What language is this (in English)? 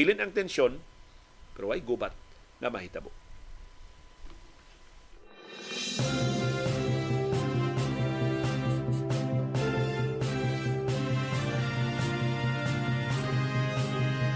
Filipino